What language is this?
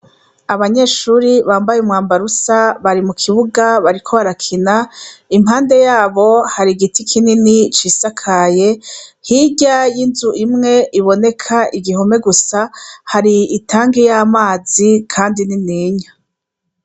Rundi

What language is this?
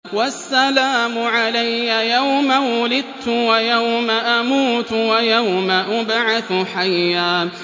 Arabic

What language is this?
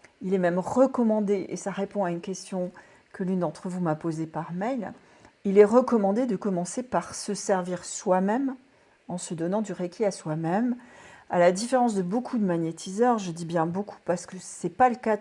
French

